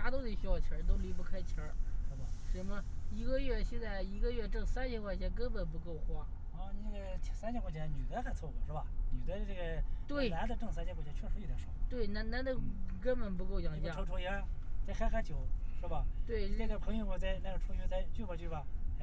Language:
Chinese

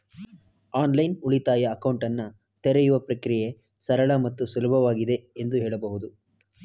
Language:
Kannada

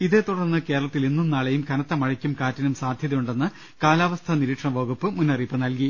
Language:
Malayalam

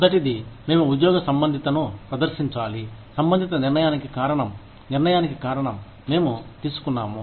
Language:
Telugu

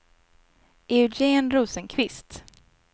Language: Swedish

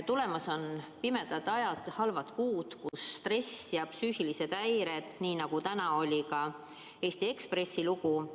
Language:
Estonian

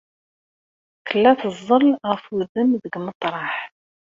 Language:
Kabyle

